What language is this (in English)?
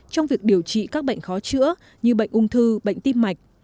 Vietnamese